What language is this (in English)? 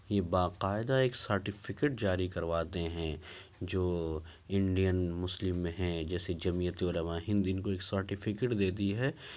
Urdu